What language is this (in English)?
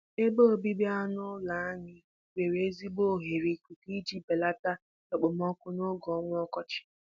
Igbo